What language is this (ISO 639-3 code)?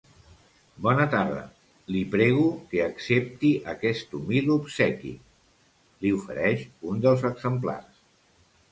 cat